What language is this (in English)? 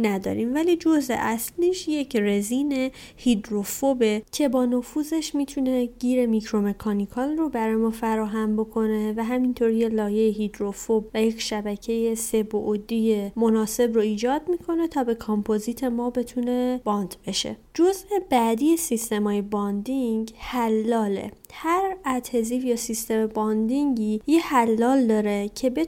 Persian